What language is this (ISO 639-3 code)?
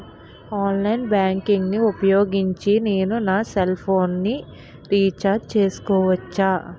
tel